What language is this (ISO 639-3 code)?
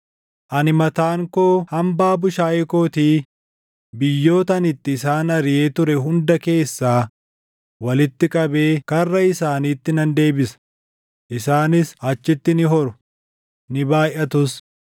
orm